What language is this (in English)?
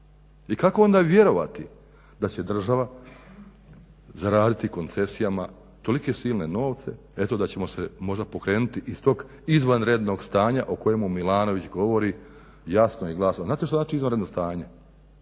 Croatian